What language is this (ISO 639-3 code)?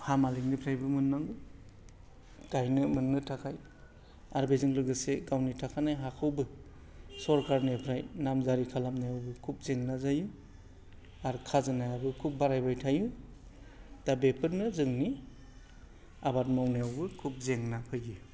brx